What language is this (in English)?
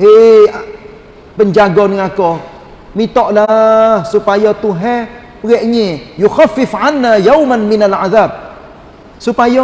Malay